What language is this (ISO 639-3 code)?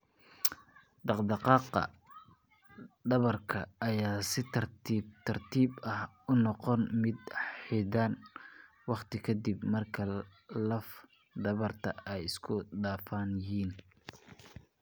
som